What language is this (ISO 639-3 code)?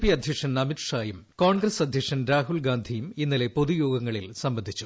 mal